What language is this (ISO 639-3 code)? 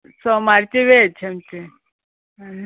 kok